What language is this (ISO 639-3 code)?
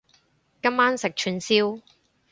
yue